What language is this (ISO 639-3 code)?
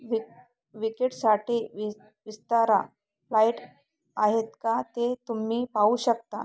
mar